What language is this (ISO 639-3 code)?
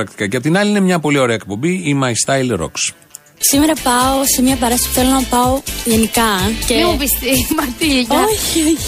ell